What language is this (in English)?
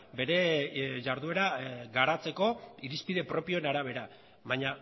Basque